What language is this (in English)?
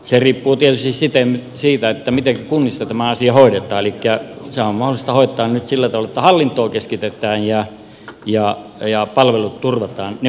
Finnish